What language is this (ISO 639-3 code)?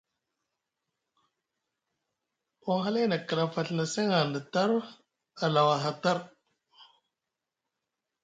mug